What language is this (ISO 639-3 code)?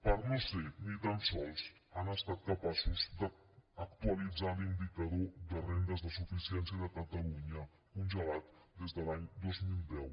cat